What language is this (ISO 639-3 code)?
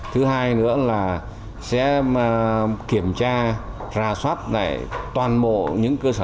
vie